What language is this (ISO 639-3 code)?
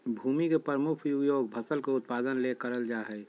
mag